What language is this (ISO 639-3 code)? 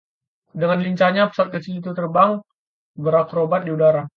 ind